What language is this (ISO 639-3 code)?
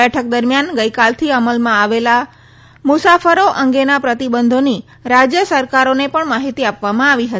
guj